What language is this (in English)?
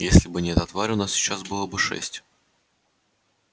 Russian